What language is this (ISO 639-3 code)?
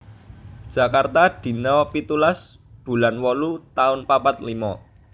jav